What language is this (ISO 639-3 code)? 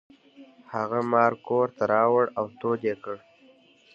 pus